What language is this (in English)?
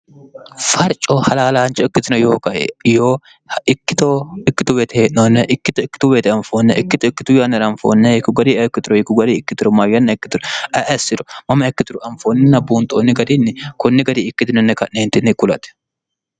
Sidamo